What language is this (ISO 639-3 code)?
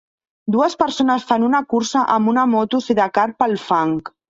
cat